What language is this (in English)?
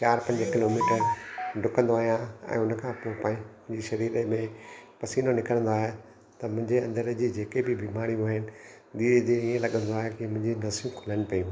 Sindhi